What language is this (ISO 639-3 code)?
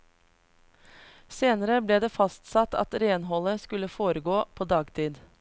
nor